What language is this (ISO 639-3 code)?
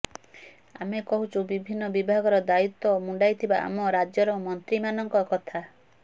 ori